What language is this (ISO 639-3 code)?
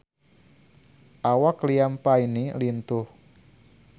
sun